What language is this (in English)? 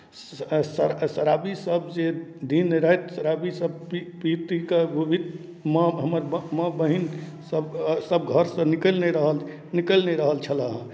Maithili